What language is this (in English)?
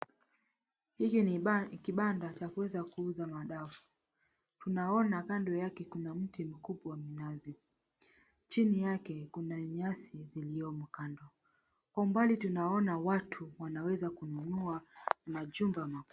Swahili